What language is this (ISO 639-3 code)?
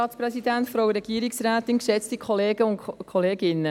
gsw